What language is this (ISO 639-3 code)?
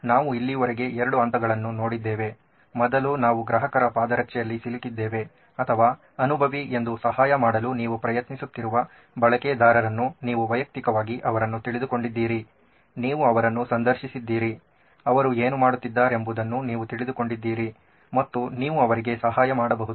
kan